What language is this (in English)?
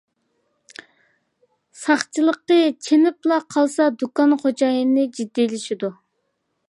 Uyghur